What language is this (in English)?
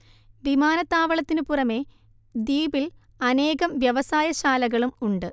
Malayalam